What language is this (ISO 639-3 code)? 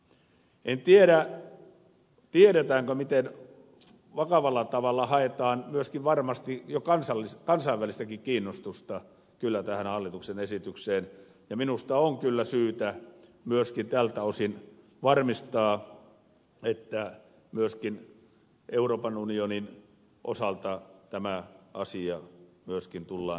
fin